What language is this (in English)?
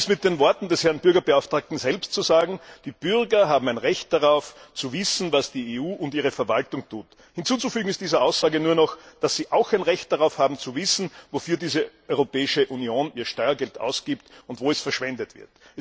German